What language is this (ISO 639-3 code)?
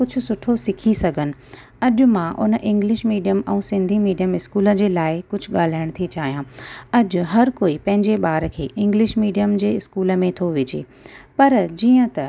snd